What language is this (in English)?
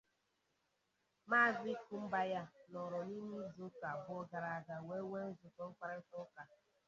Igbo